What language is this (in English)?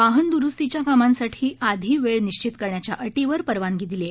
Marathi